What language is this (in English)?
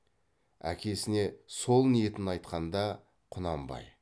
Kazakh